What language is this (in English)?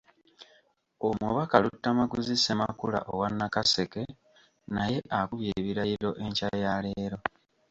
Ganda